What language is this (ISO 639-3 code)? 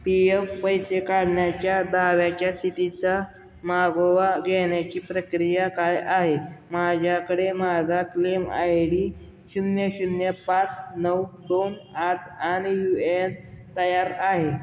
mar